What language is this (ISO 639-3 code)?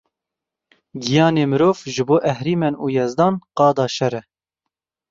kur